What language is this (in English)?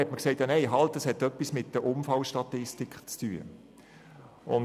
Swiss German